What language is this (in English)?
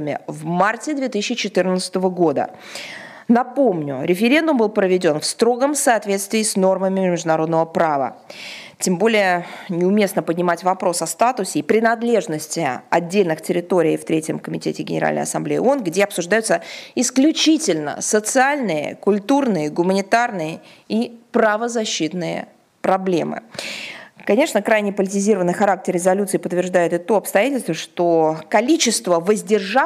Russian